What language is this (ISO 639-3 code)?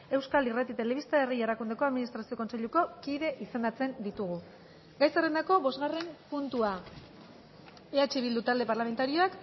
eus